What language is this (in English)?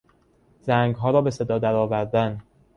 Persian